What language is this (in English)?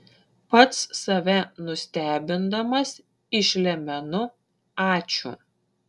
Lithuanian